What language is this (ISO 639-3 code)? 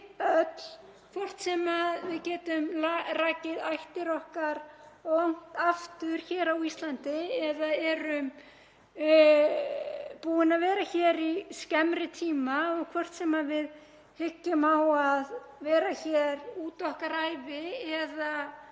isl